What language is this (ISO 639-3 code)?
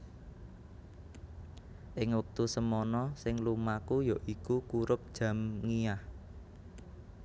jav